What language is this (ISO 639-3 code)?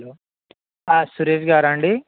tel